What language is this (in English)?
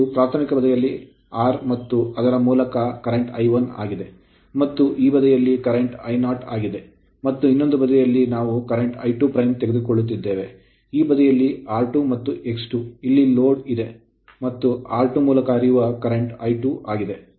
Kannada